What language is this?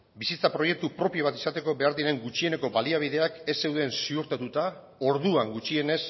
Basque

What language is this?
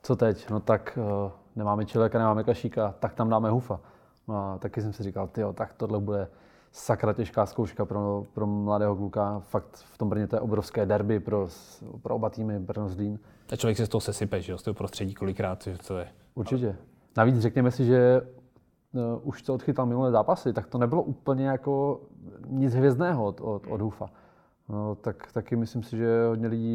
Czech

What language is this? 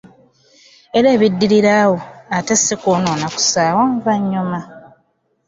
Ganda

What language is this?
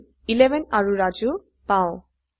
Assamese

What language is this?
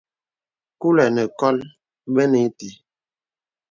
Bebele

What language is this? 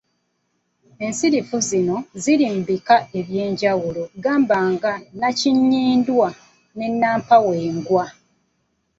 Ganda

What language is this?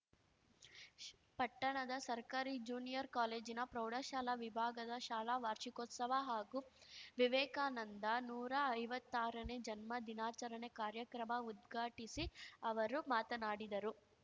Kannada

